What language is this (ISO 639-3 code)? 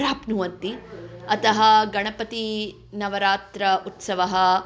san